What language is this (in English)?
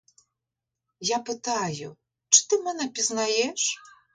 Ukrainian